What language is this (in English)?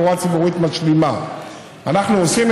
Hebrew